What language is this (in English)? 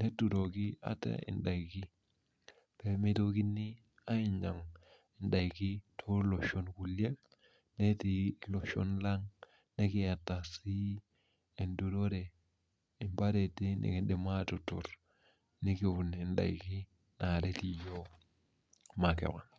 Masai